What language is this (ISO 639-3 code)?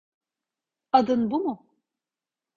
tur